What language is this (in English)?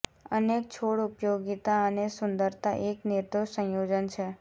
Gujarati